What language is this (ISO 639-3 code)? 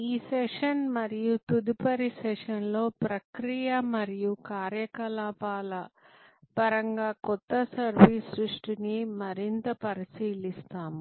tel